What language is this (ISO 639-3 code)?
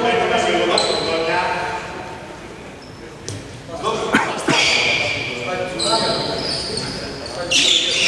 ell